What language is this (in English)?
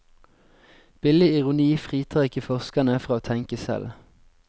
Norwegian